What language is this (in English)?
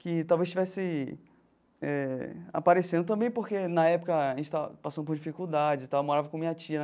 Portuguese